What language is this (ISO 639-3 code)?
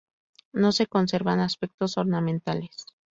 spa